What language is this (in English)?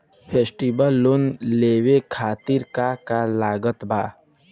Bhojpuri